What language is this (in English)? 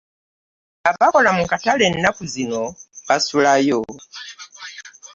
Ganda